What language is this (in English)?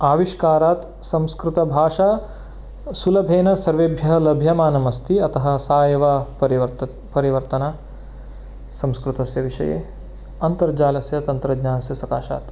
Sanskrit